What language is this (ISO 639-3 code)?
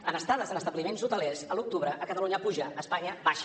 cat